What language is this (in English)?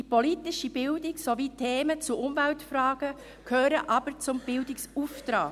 Swiss German